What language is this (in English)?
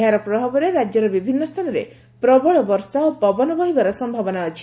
Odia